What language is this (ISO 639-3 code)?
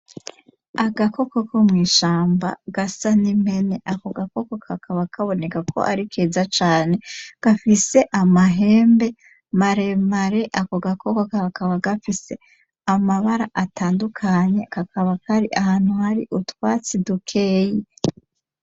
run